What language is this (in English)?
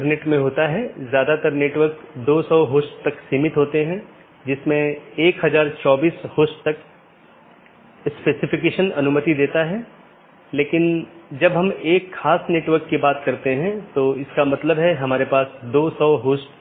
Hindi